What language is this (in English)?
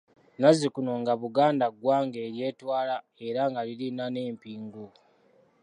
Ganda